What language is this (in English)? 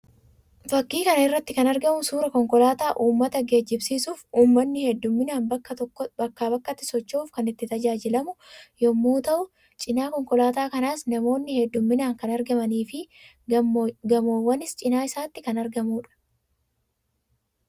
Oromo